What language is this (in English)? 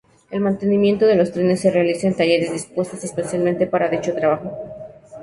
Spanish